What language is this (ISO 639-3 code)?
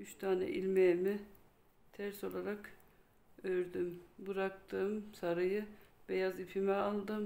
tur